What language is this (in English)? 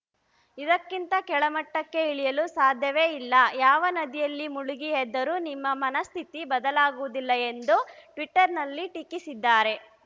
Kannada